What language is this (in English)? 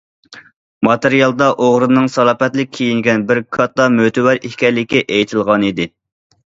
Uyghur